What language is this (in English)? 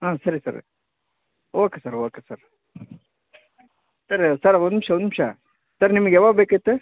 Kannada